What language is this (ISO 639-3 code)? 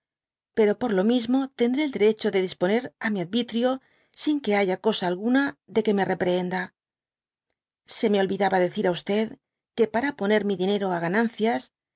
spa